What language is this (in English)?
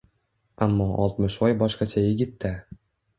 Uzbek